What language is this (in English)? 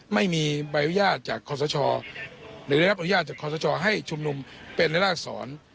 Thai